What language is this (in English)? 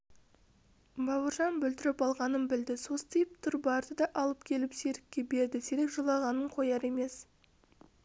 Kazakh